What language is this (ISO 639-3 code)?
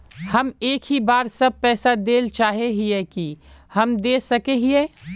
mag